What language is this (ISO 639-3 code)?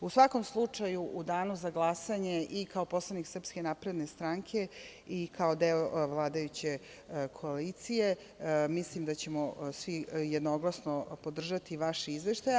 srp